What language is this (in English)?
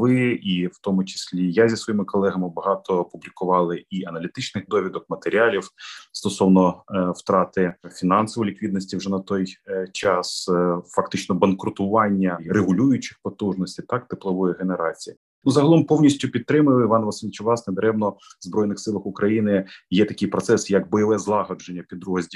Ukrainian